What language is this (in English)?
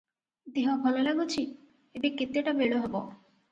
Odia